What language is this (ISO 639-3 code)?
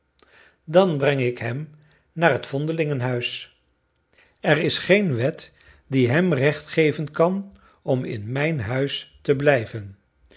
nld